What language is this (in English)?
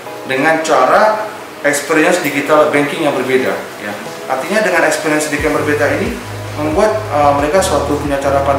Indonesian